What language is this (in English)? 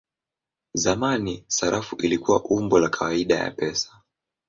Swahili